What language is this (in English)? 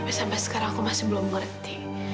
Indonesian